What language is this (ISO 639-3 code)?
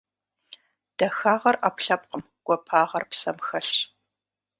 kbd